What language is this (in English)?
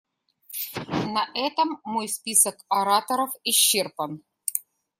Russian